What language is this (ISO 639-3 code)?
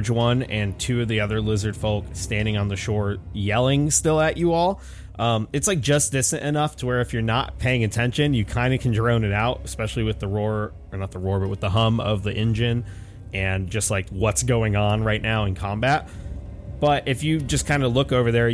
eng